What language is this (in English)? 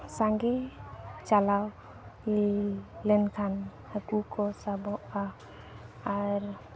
Santali